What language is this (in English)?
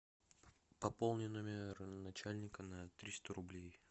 Russian